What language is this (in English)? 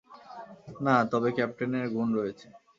Bangla